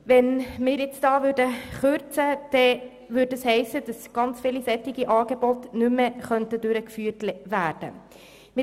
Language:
Swiss German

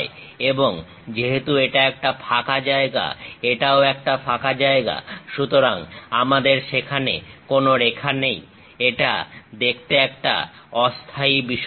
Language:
Bangla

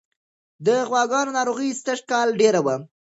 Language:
Pashto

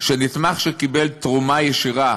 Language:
Hebrew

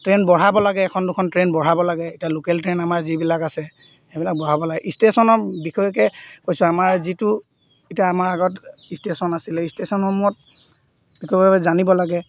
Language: Assamese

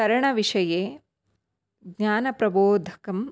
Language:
Sanskrit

